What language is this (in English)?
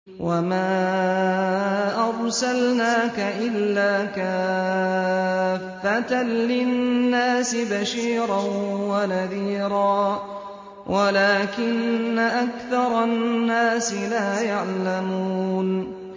Arabic